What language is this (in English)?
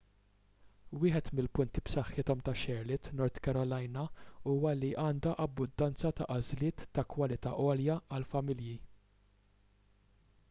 Maltese